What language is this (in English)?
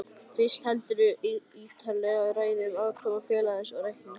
Icelandic